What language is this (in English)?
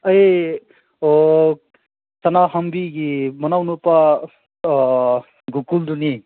Manipuri